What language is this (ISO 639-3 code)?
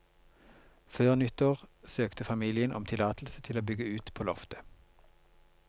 nor